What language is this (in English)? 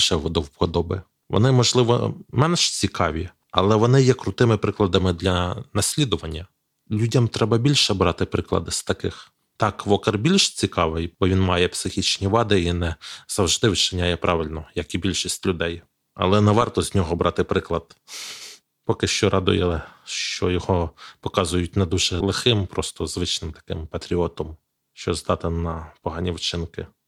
Ukrainian